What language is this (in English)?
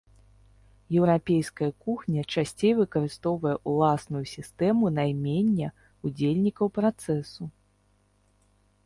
Belarusian